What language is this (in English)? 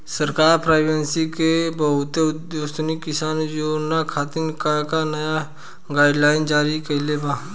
Bhojpuri